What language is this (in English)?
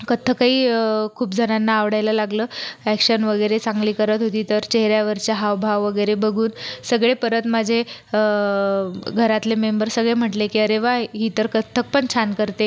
Marathi